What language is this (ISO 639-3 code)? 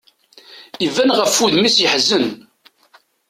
kab